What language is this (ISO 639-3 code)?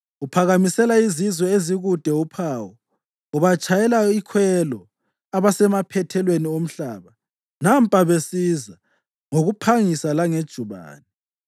nde